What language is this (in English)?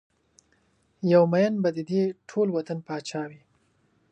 Pashto